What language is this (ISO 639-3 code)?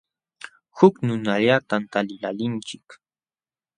qxw